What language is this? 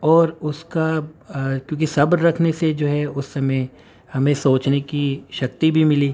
Urdu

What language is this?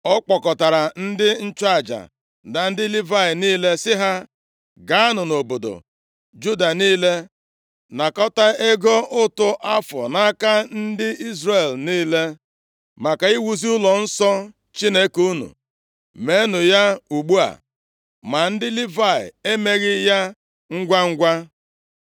Igbo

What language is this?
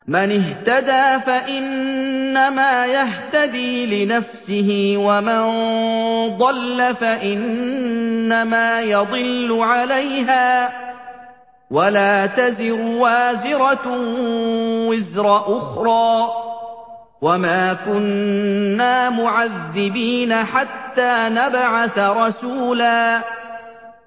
Arabic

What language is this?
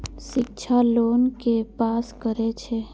Maithili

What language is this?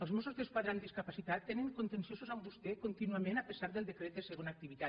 Catalan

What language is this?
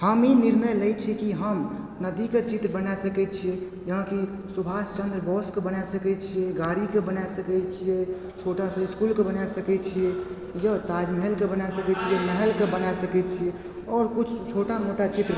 Maithili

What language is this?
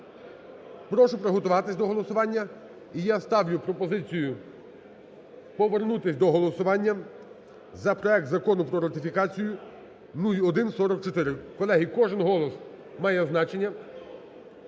Ukrainian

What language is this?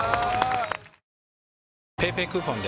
Japanese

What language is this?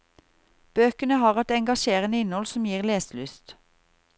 Norwegian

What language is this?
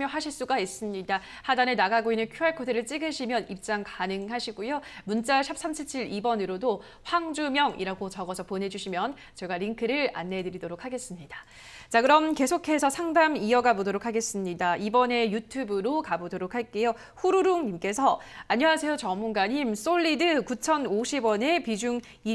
Korean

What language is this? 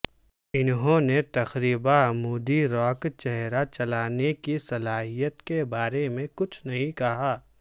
Urdu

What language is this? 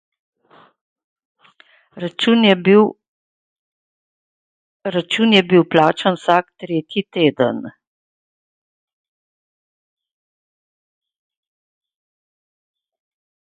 Slovenian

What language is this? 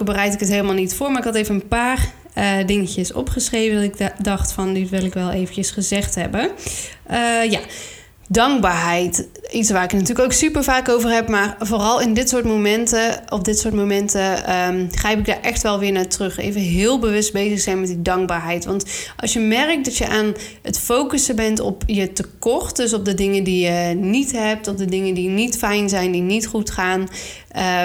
Dutch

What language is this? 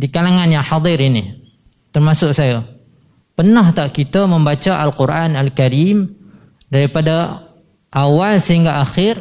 Malay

